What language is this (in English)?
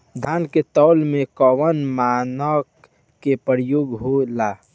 Bhojpuri